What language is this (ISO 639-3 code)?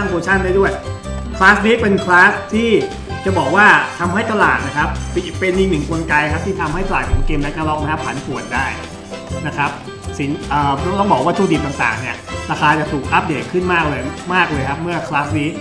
tha